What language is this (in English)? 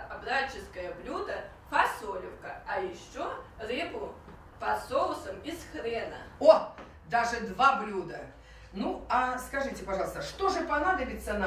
Russian